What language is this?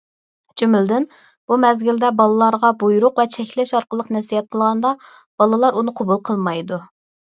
Uyghur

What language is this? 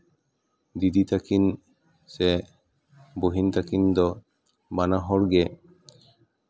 Santali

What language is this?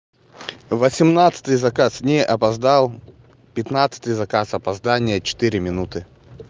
Russian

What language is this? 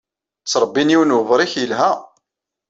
Kabyle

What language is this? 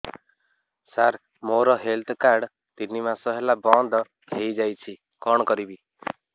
Odia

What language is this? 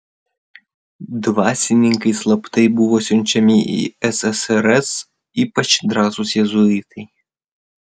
Lithuanian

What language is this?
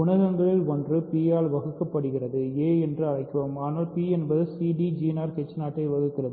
Tamil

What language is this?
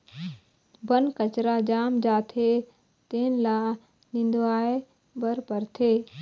Chhattisgarhi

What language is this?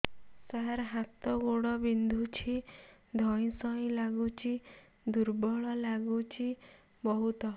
Odia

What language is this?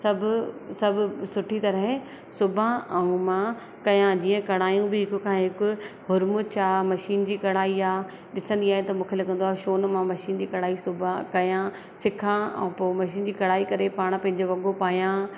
Sindhi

